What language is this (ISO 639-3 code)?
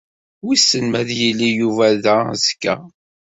kab